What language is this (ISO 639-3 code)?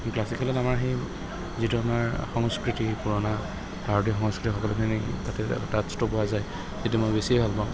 asm